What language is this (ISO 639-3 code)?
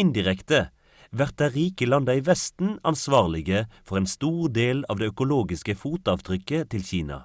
nor